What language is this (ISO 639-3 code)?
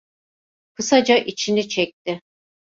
tur